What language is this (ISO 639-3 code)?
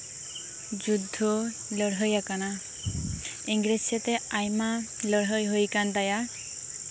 sat